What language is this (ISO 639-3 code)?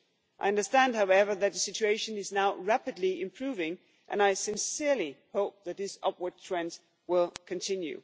eng